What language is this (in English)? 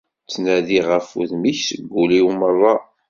Kabyle